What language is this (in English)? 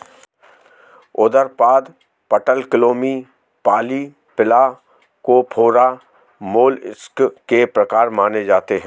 Hindi